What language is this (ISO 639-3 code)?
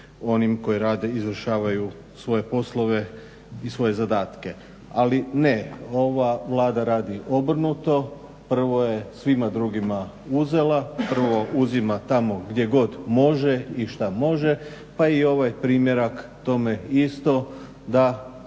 hrv